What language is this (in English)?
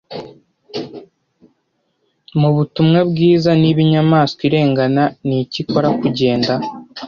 Kinyarwanda